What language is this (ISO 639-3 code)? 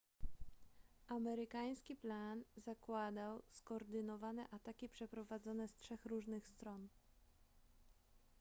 pol